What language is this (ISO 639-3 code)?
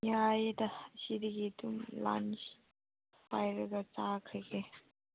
mni